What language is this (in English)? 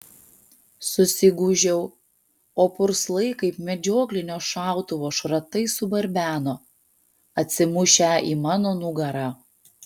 Lithuanian